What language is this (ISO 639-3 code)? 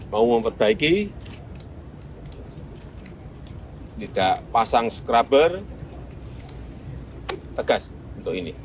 ind